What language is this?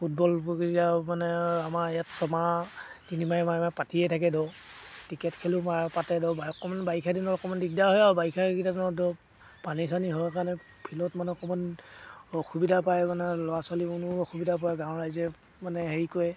Assamese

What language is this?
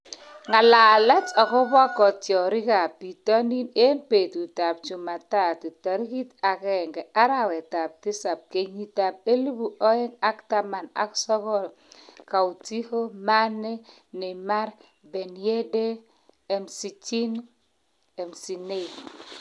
Kalenjin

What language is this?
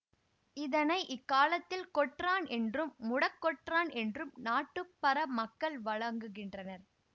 Tamil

